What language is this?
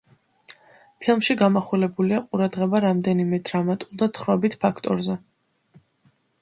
Georgian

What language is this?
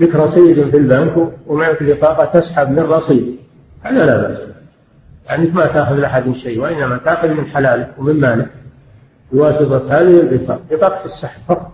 Arabic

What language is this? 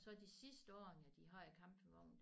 Danish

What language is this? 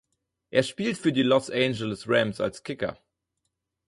German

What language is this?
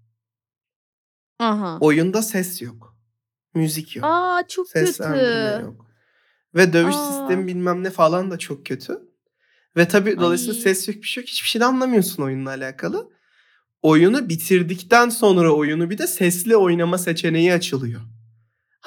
Turkish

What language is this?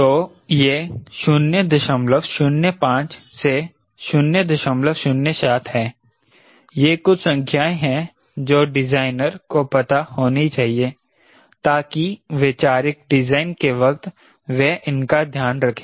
Hindi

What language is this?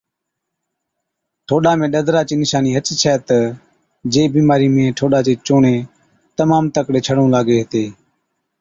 Od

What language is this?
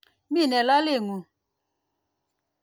Kalenjin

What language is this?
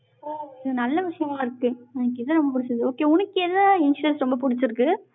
Tamil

